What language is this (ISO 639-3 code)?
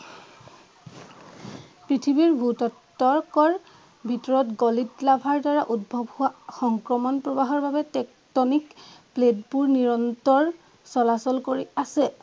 asm